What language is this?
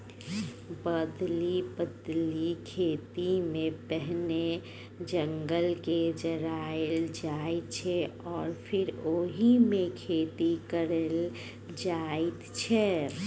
Maithili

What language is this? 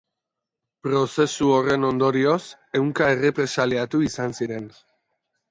Basque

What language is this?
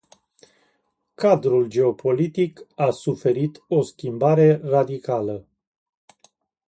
Romanian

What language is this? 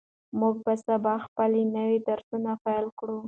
Pashto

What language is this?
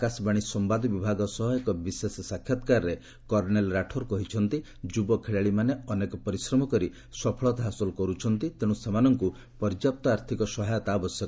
Odia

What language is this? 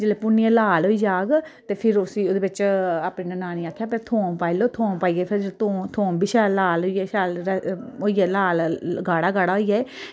Dogri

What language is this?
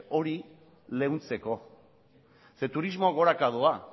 Basque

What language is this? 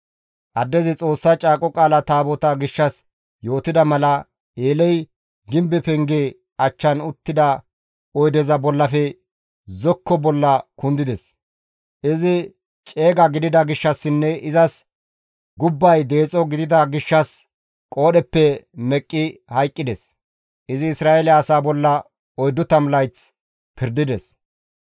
Gamo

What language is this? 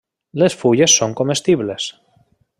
Catalan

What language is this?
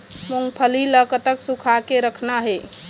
Chhattisgarhi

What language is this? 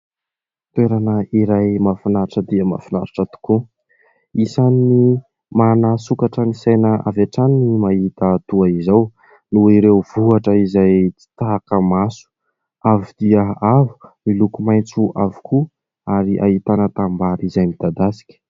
Malagasy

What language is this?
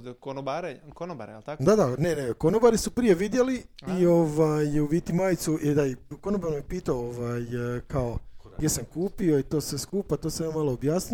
Croatian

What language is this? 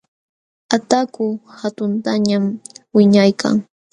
Jauja Wanca Quechua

